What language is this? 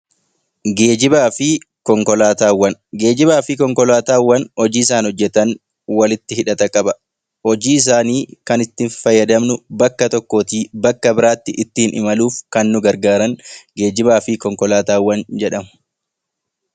Oromo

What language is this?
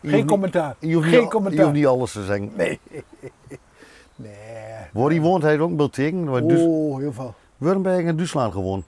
Dutch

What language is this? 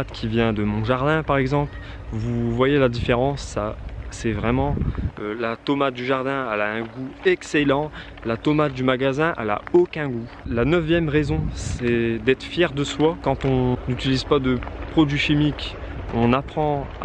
French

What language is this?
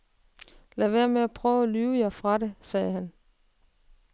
Danish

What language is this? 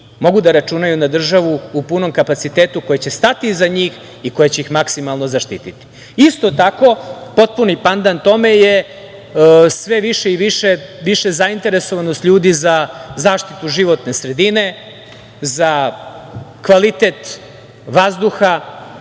Serbian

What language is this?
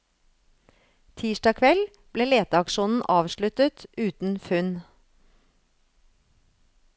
Norwegian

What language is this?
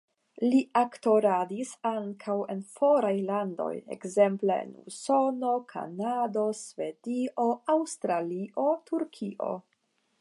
Esperanto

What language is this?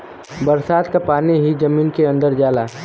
Bhojpuri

